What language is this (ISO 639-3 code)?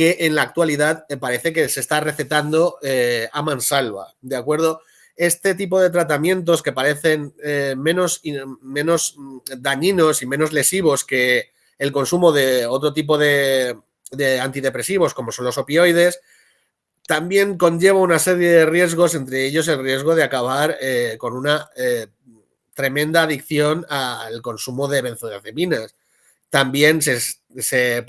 spa